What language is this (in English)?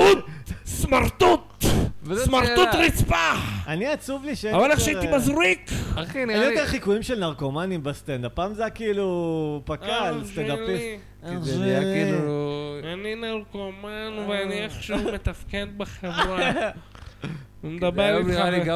Hebrew